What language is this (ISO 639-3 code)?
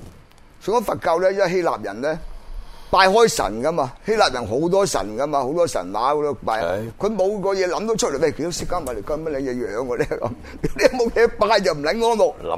zho